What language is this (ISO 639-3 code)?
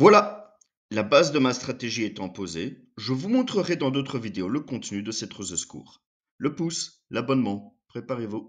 fra